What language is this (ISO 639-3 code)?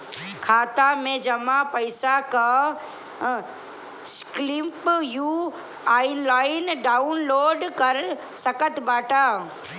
bho